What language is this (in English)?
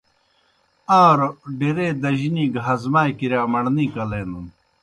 Kohistani Shina